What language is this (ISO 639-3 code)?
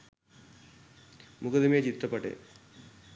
sin